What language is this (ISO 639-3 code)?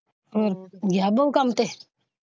pan